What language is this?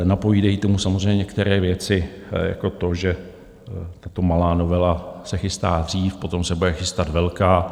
Czech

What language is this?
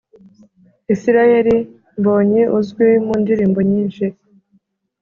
Kinyarwanda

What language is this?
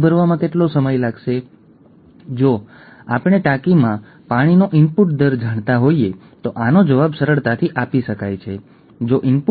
Gujarati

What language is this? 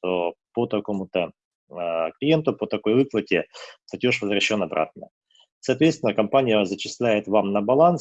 Russian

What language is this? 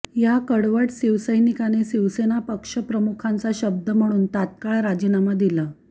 Marathi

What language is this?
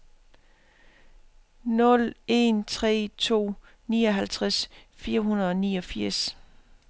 Danish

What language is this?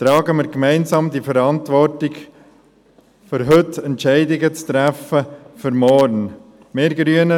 Swiss German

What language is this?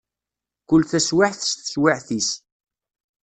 Kabyle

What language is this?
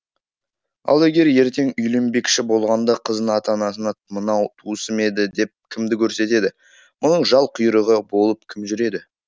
Kazakh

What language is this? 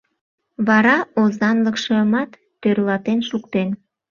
Mari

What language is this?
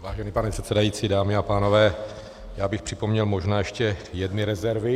Czech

